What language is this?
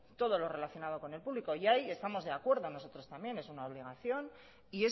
Spanish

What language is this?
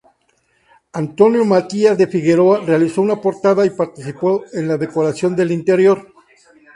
Spanish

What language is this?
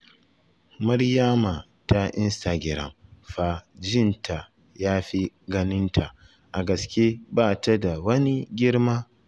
Hausa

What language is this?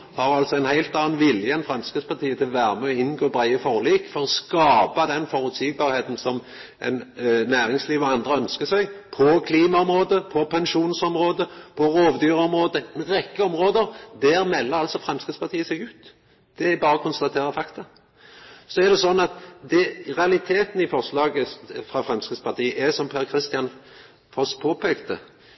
Norwegian Nynorsk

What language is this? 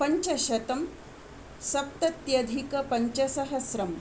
Sanskrit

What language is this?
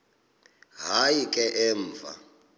Xhosa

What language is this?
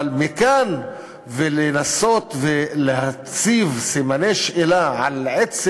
Hebrew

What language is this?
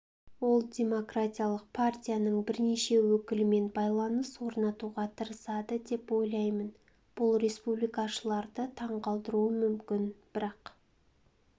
Kazakh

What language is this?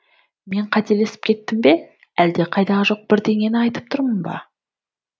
Kazakh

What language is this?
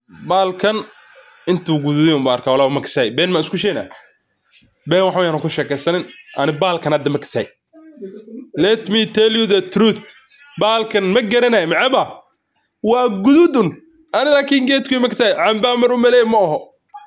Somali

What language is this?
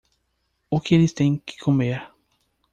Portuguese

